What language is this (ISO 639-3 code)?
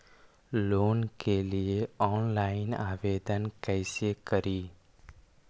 mag